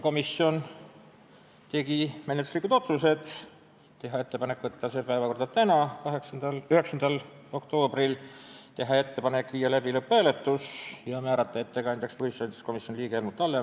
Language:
Estonian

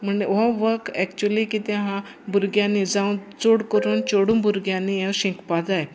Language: Konkani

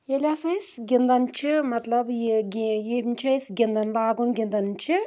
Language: Kashmiri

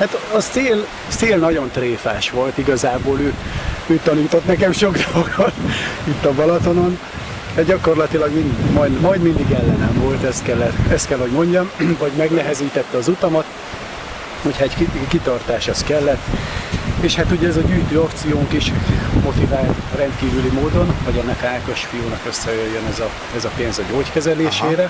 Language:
Hungarian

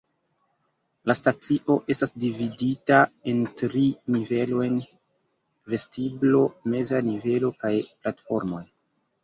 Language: Esperanto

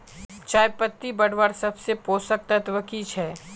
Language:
Magahi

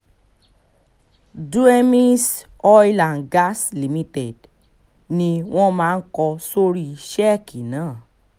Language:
Yoruba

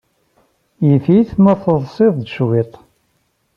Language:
Kabyle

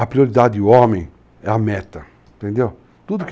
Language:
Portuguese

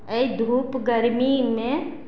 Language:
Maithili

